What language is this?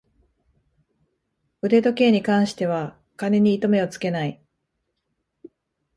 Japanese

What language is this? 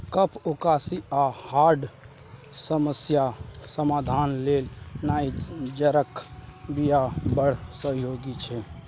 Maithili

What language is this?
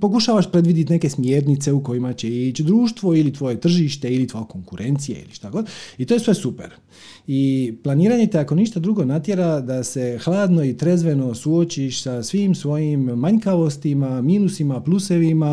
Croatian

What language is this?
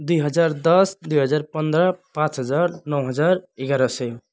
Nepali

